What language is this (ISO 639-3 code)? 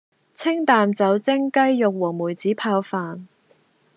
yue